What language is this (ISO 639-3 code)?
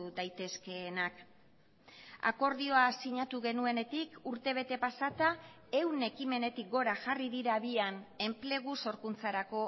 eus